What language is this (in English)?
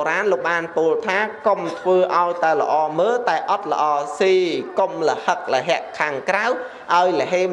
Vietnamese